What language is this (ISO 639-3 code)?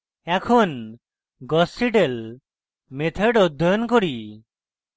ben